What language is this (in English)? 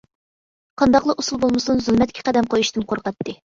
Uyghur